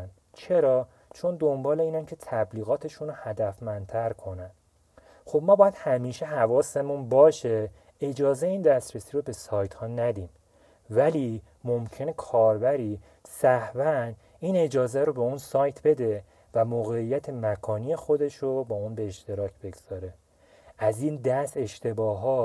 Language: Persian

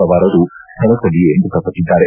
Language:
Kannada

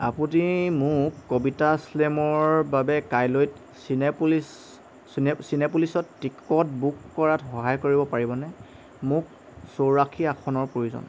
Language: Assamese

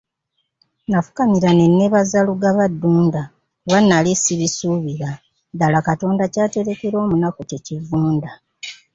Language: Ganda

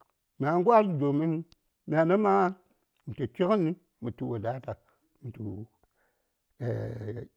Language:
Saya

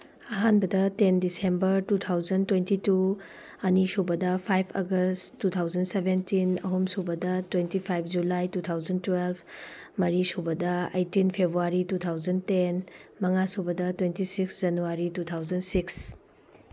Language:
Manipuri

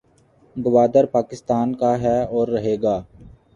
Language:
Urdu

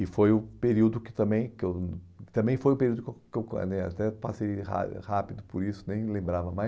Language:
Portuguese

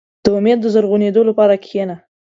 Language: Pashto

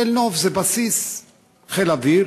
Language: Hebrew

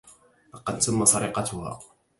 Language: Arabic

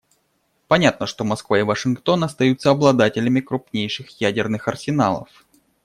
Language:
Russian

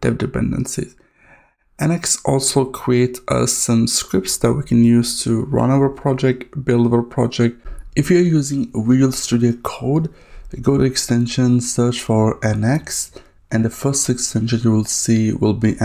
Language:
English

